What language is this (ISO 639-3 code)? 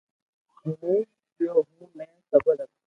lrk